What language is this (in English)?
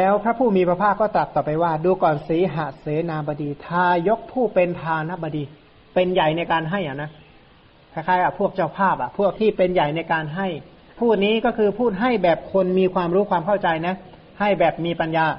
Thai